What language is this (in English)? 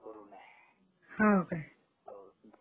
Marathi